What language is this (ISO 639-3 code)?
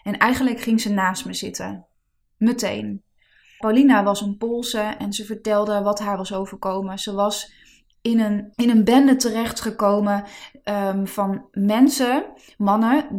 nld